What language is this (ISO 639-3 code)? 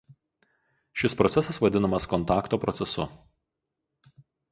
lit